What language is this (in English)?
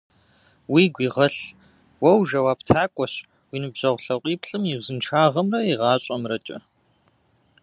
Kabardian